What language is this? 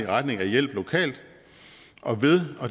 Danish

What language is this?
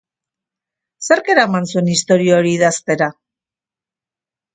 Basque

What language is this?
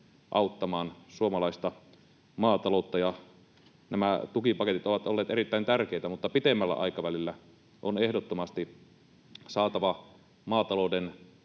Finnish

